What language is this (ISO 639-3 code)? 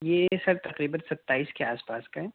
urd